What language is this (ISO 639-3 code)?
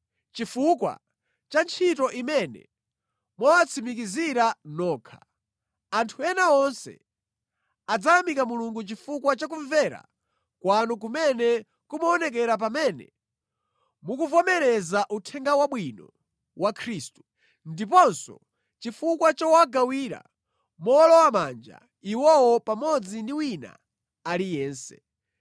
nya